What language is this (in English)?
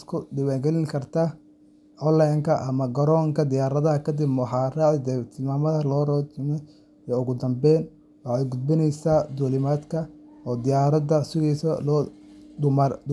Somali